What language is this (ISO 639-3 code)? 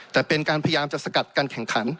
tha